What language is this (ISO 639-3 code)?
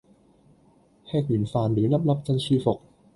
yue